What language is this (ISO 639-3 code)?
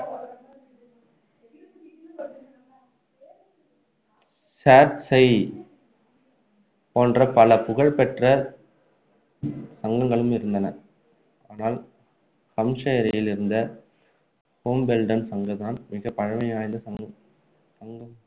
tam